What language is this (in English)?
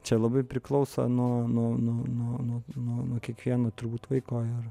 Lithuanian